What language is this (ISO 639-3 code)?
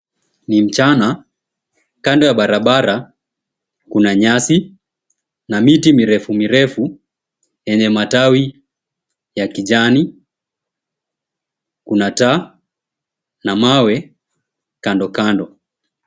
swa